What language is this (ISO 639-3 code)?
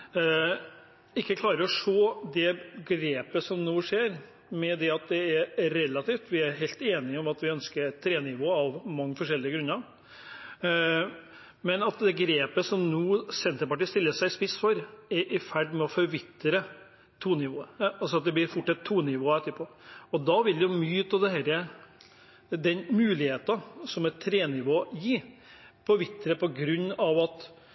nob